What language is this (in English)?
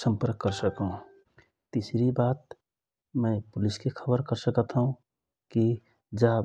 Rana Tharu